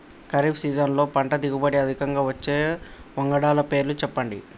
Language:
Telugu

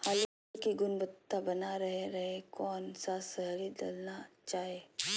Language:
Magahi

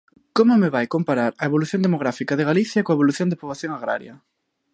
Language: Galician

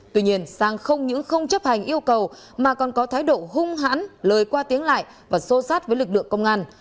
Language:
Vietnamese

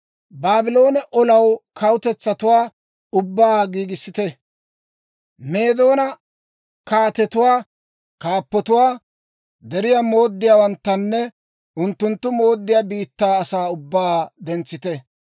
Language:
Dawro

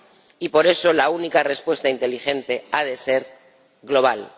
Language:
Spanish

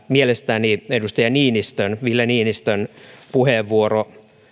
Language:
Finnish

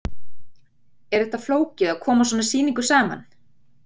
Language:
Icelandic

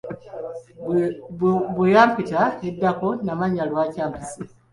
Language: Ganda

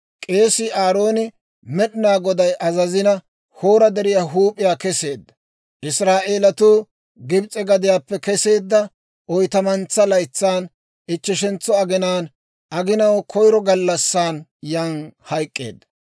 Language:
Dawro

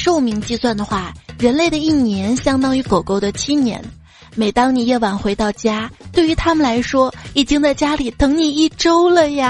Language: Chinese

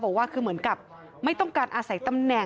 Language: Thai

